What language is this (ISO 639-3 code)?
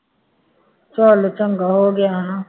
pan